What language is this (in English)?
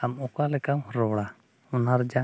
Santali